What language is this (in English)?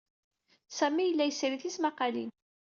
Kabyle